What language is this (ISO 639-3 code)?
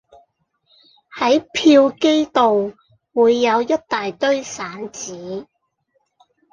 yue